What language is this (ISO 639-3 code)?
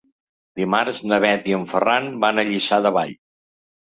cat